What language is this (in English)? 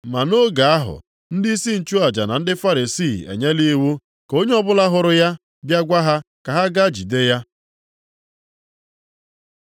Igbo